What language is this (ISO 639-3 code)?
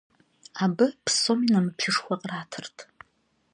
kbd